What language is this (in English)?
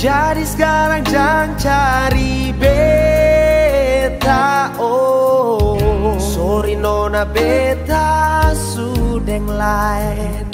Indonesian